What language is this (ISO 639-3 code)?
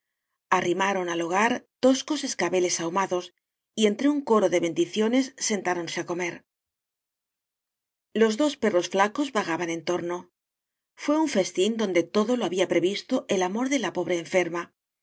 spa